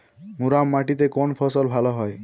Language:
Bangla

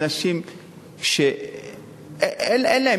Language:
Hebrew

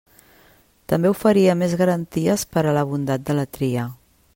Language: Catalan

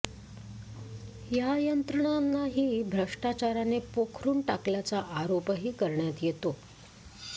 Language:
Marathi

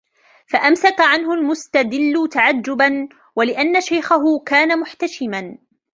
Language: Arabic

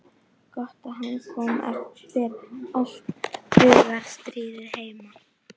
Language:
Icelandic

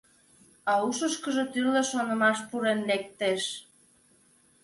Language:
Mari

